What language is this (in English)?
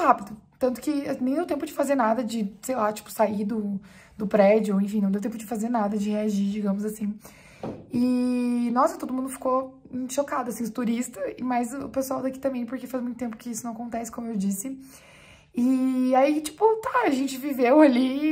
Portuguese